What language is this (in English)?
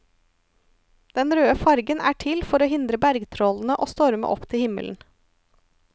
Norwegian